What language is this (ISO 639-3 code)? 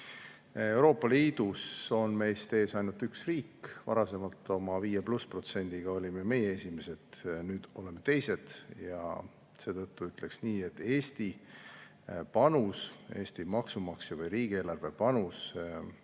est